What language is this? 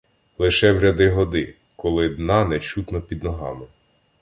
Ukrainian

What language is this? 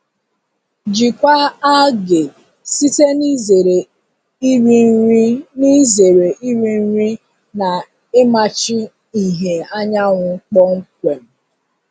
Igbo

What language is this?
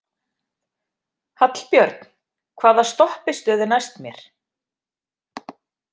Icelandic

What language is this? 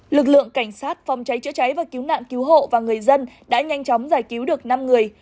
Vietnamese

